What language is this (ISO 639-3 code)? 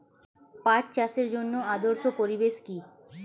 ben